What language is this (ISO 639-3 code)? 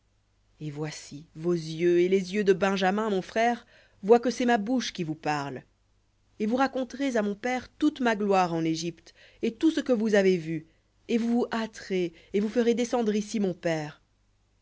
fra